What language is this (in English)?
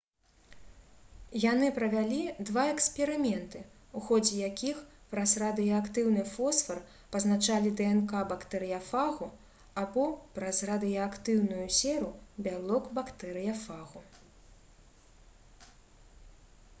Belarusian